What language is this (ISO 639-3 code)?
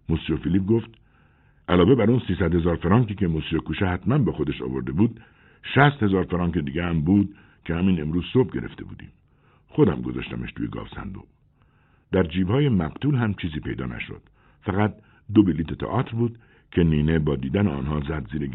fas